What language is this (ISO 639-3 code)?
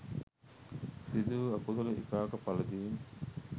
sin